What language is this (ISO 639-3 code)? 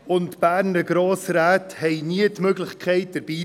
gsw